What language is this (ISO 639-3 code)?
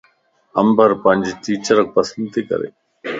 lss